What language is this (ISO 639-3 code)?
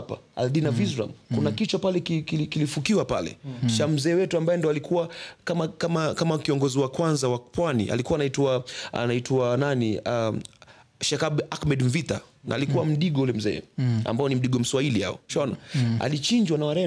swa